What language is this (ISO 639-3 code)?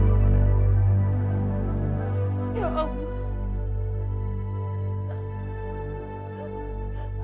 ind